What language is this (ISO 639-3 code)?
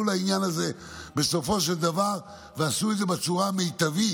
heb